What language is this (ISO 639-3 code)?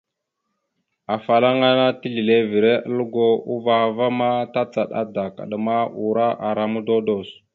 mxu